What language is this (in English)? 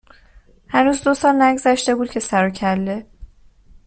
Persian